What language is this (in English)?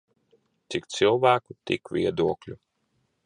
Latvian